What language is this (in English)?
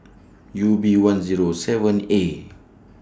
English